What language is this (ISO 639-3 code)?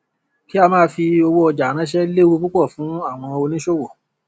yor